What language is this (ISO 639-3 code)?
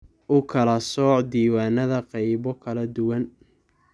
som